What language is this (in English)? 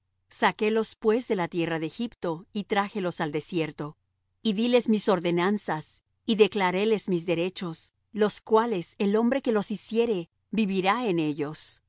Spanish